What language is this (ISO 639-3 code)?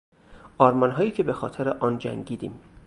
fas